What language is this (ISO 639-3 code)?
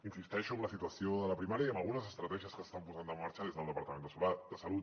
cat